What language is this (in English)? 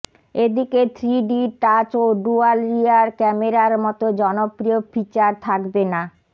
Bangla